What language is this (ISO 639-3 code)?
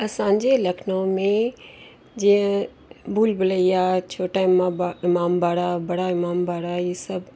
snd